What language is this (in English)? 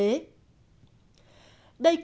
Vietnamese